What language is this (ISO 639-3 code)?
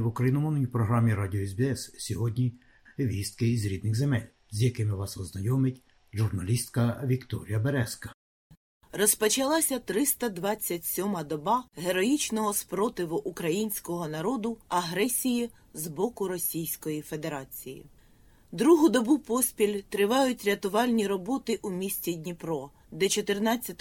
ukr